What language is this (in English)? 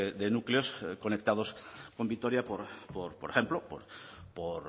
Spanish